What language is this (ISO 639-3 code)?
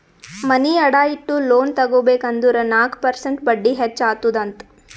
kan